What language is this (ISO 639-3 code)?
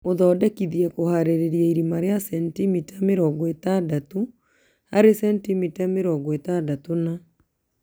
kik